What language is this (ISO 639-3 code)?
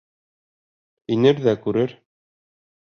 bak